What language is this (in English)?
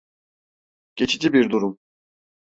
Turkish